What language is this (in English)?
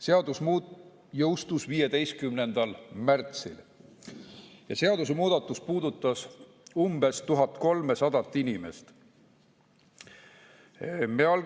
Estonian